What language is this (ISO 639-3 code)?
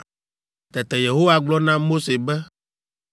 ewe